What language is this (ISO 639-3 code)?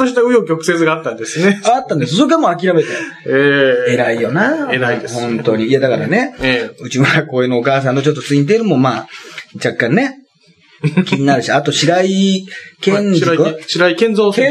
jpn